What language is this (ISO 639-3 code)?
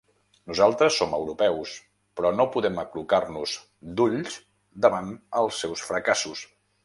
cat